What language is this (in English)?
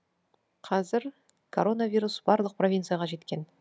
Kazakh